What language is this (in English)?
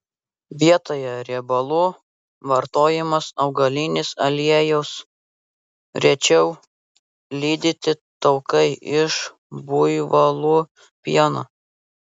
Lithuanian